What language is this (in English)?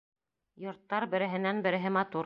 Bashkir